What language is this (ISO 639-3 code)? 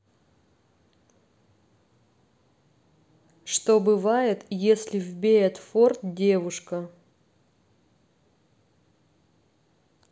rus